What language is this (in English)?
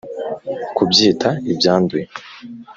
Kinyarwanda